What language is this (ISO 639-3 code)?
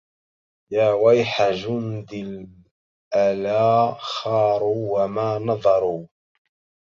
ara